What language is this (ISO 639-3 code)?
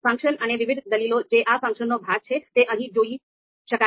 guj